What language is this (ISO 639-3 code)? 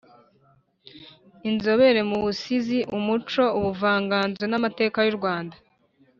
kin